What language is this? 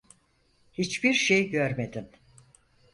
Turkish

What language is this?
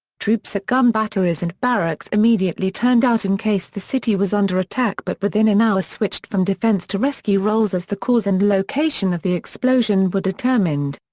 English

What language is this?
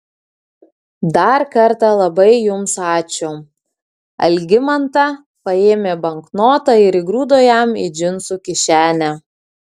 Lithuanian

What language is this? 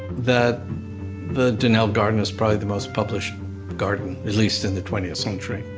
English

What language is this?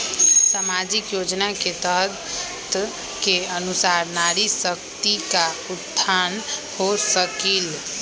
Magahi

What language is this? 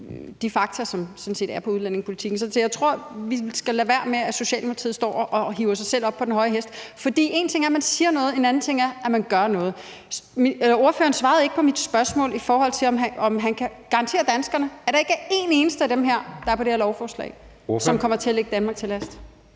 Danish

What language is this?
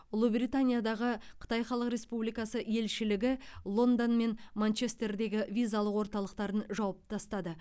Kazakh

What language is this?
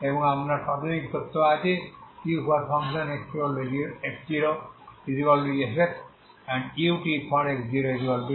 Bangla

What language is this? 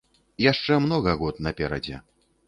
Belarusian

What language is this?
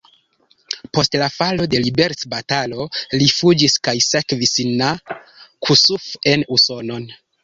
Esperanto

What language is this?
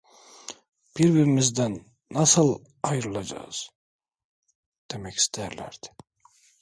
Turkish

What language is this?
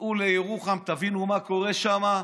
Hebrew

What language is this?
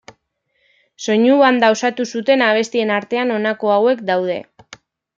Basque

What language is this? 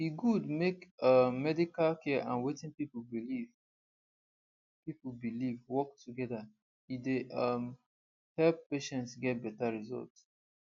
Nigerian Pidgin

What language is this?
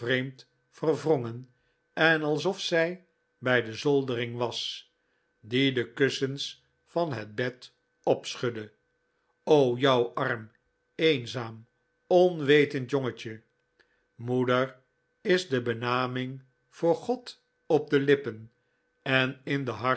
Dutch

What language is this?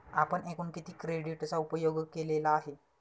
Marathi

